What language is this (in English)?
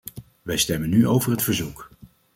Dutch